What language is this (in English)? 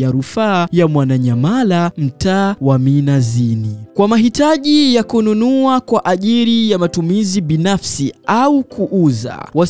Swahili